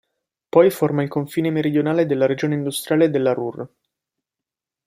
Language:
Italian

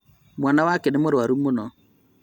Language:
Kikuyu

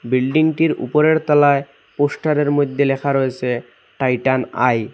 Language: Bangla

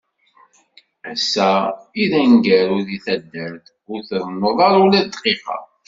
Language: Kabyle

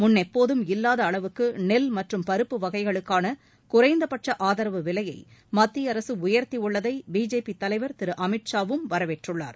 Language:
Tamil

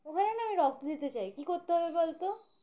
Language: Bangla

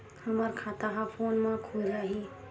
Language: Chhattisgarhi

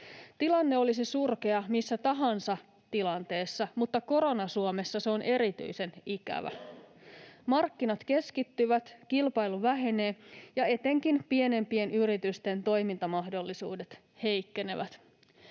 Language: Finnish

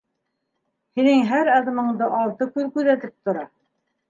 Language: Bashkir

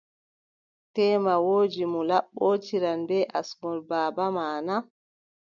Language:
Adamawa Fulfulde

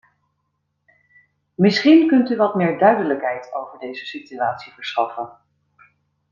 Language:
Dutch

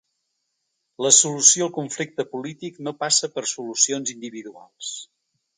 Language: Catalan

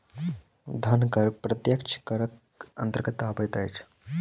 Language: Maithili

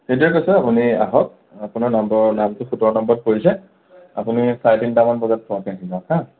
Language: Assamese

